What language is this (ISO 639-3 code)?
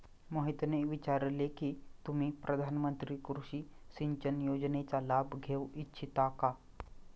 mar